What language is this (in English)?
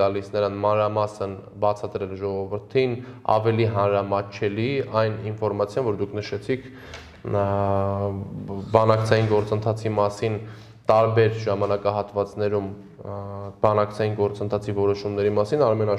Romanian